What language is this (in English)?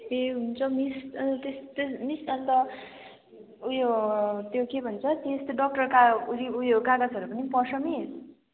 Nepali